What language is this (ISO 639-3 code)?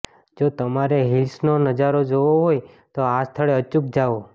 guj